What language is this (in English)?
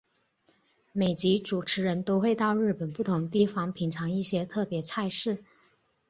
Chinese